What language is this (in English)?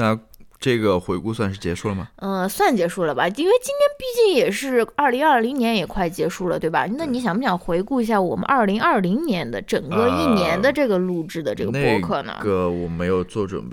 Chinese